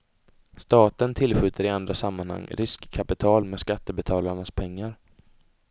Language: Swedish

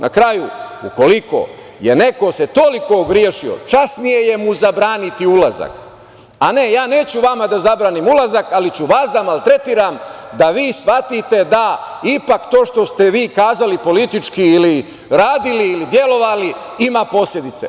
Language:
Serbian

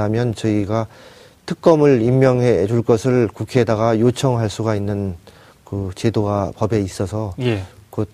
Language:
Korean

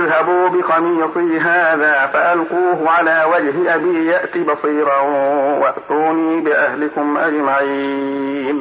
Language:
Arabic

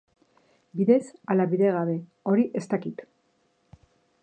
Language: Basque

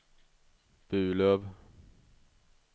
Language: Swedish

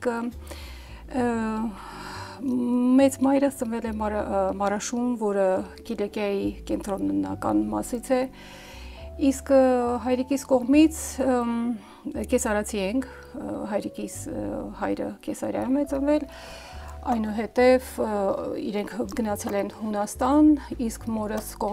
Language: Romanian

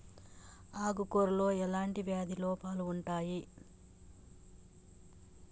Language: Telugu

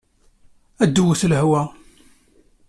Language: Kabyle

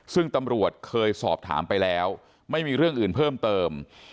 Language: Thai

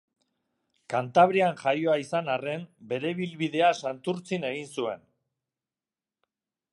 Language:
Basque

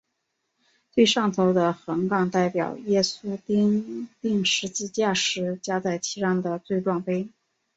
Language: Chinese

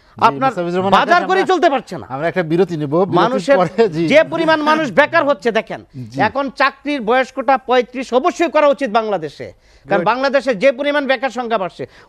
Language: Arabic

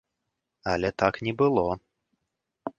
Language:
Belarusian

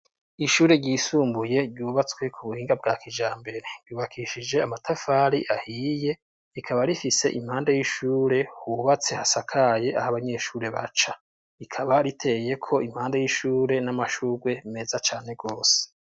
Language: Rundi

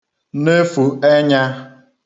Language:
Igbo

